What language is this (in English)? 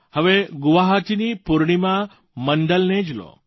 Gujarati